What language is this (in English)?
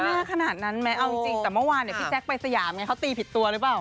Thai